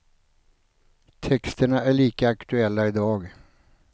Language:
Swedish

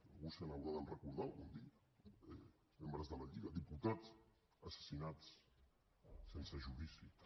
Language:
Catalan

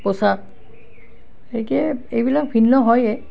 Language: Assamese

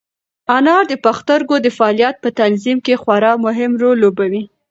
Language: Pashto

